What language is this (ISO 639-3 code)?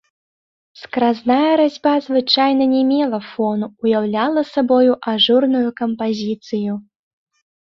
bel